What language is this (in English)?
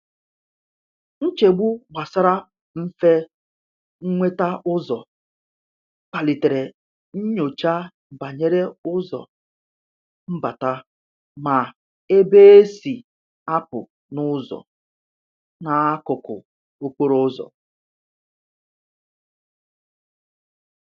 Igbo